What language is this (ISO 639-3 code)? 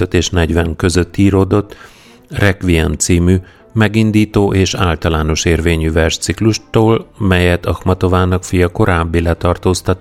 hun